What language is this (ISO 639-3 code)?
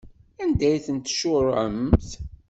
kab